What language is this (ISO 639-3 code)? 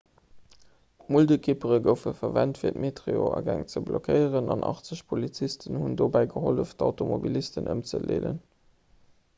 ltz